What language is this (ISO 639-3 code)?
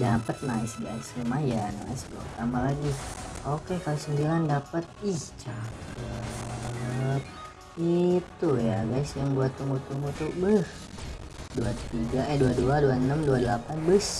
ind